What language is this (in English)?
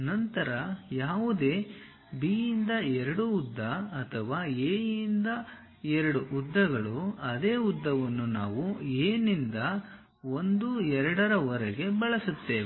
Kannada